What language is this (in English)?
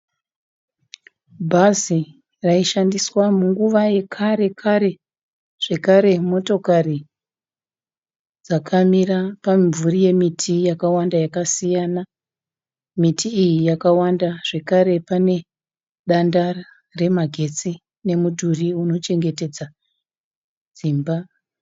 Shona